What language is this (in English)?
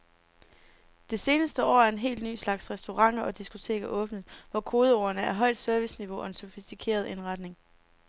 Danish